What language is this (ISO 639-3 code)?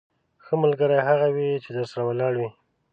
pus